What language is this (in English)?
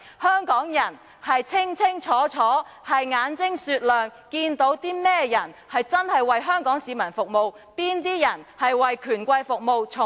Cantonese